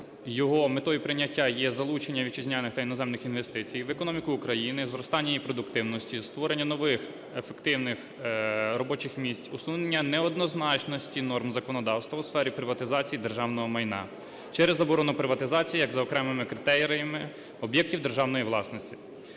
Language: Ukrainian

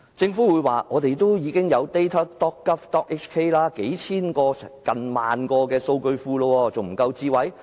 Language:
Cantonese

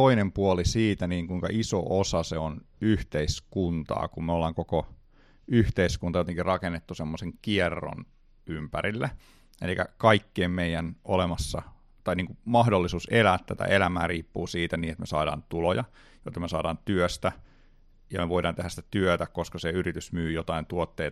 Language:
Finnish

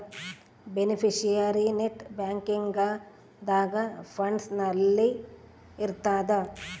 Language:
Kannada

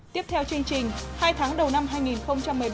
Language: Vietnamese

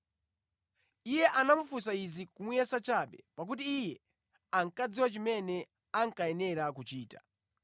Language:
Nyanja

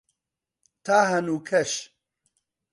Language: Central Kurdish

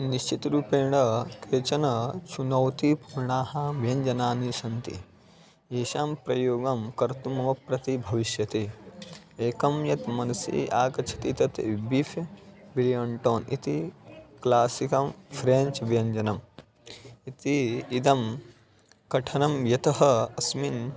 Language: Sanskrit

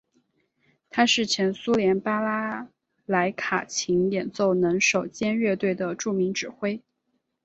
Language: Chinese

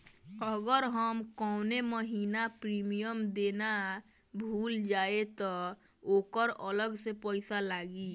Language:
Bhojpuri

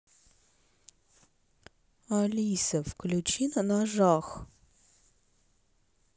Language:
Russian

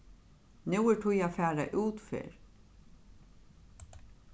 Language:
Faroese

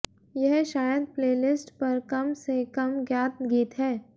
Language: Hindi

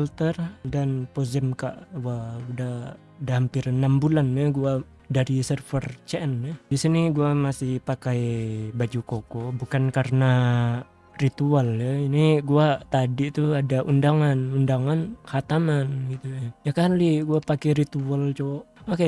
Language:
Indonesian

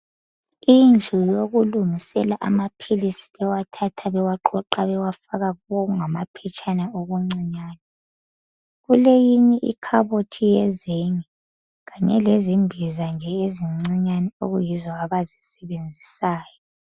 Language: North Ndebele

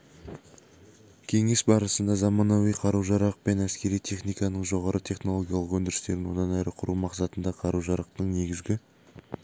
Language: Kazakh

